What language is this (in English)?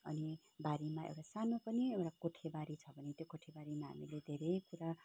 Nepali